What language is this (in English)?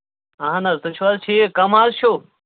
Kashmiri